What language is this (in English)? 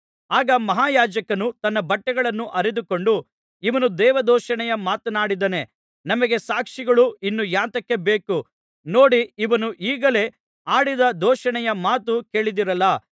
Kannada